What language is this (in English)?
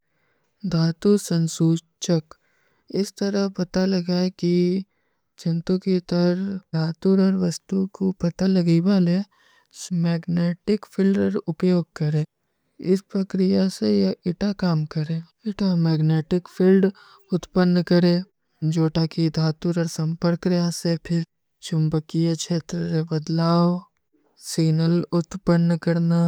Kui (India)